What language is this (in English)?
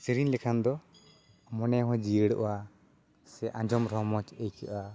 Santali